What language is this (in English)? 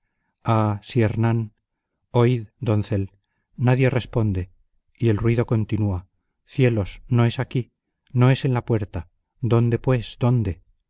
Spanish